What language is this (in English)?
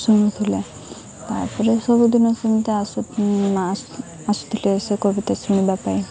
Odia